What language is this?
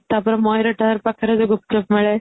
Odia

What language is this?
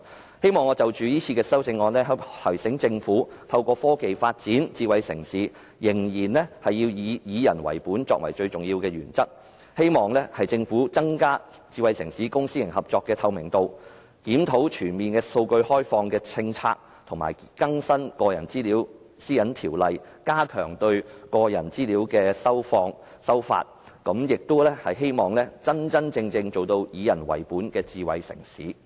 Cantonese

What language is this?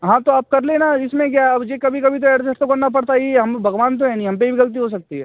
Hindi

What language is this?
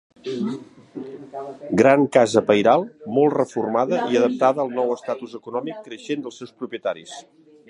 Catalan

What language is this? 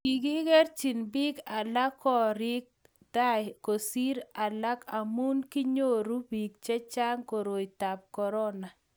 Kalenjin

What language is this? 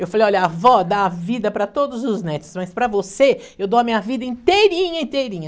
Portuguese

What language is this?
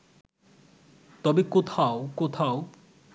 Bangla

